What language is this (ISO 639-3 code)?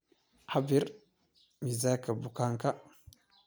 som